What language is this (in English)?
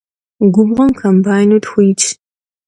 Kabardian